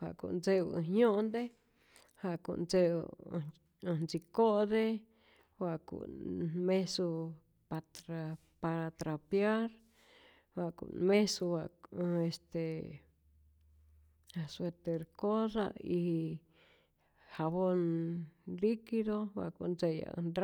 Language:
Rayón Zoque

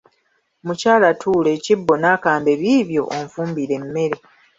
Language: Ganda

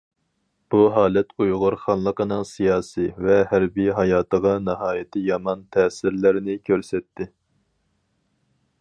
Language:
Uyghur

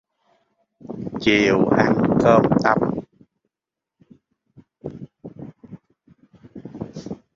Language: Vietnamese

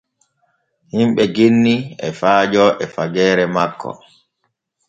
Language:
Borgu Fulfulde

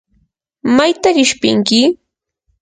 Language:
Yanahuanca Pasco Quechua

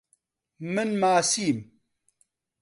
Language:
Central Kurdish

